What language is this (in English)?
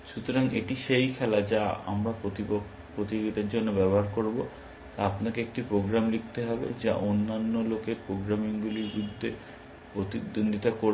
Bangla